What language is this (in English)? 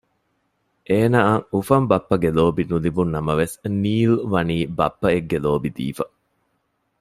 Divehi